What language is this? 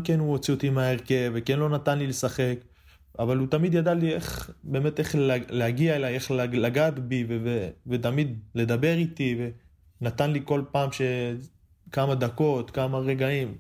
Hebrew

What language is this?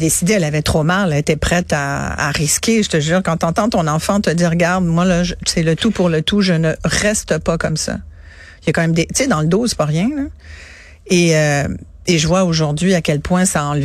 French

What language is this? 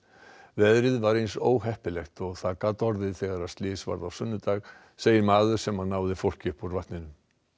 Icelandic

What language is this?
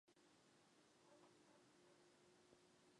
Chinese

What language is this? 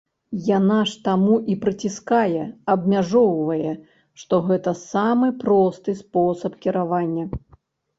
Belarusian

